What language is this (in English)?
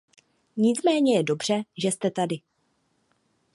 Czech